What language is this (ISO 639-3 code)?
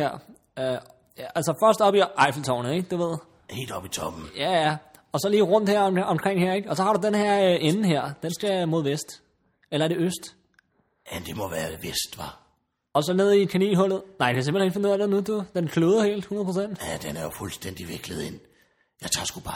dan